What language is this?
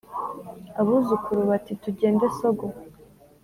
Kinyarwanda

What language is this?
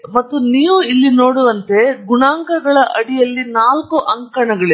Kannada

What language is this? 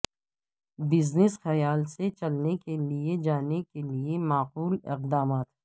Urdu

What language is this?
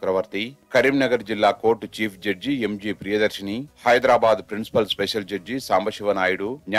Hindi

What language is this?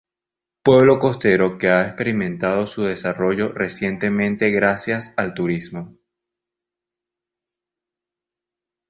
Spanish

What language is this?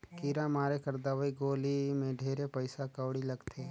Chhattisgarhi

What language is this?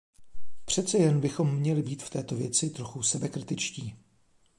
Czech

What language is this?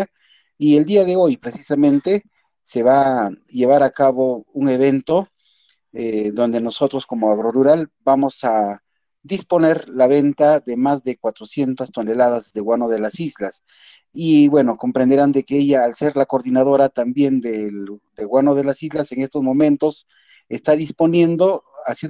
Spanish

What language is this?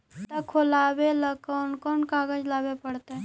Magahi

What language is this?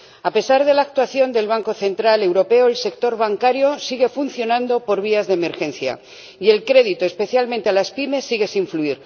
Spanish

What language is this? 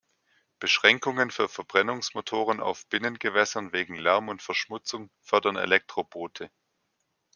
German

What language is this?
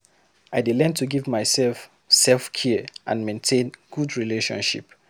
Nigerian Pidgin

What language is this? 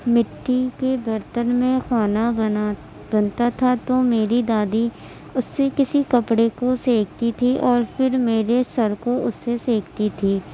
Urdu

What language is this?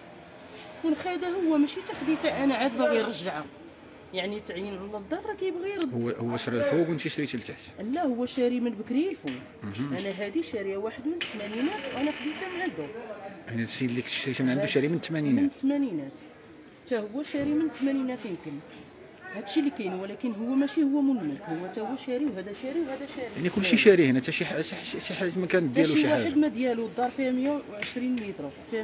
Arabic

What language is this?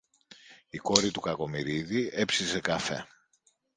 Greek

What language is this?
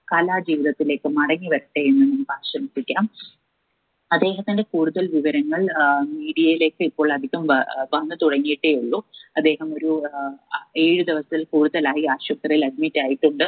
Malayalam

